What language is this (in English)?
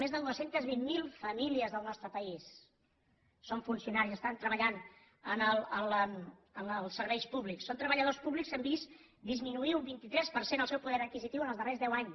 Catalan